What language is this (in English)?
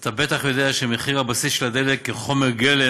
Hebrew